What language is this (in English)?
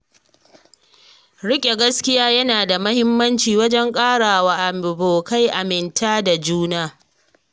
Hausa